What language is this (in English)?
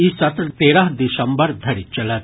Maithili